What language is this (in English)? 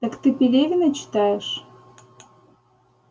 Russian